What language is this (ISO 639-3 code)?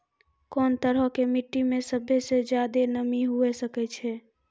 mai